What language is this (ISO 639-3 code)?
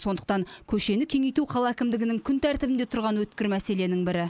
kaz